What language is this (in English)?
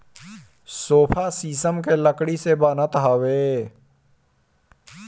Bhojpuri